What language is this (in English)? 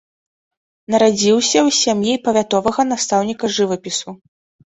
Belarusian